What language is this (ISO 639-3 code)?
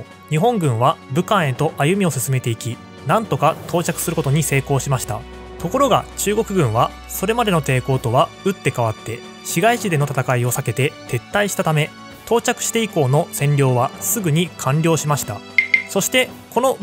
jpn